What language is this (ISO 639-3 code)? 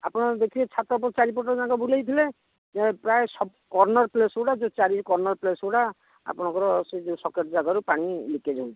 ori